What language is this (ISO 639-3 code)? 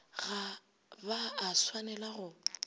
nso